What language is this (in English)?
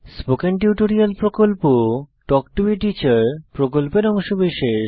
Bangla